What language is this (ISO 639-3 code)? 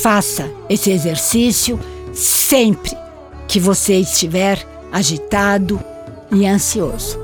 por